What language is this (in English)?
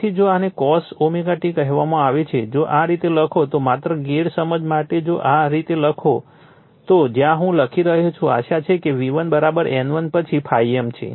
Gujarati